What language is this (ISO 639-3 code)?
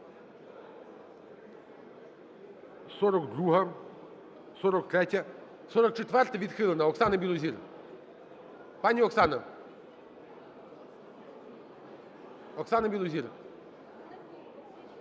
ukr